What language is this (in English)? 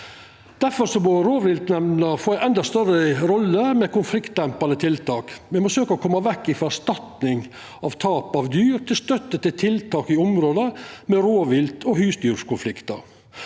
Norwegian